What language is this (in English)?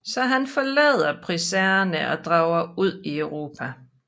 Danish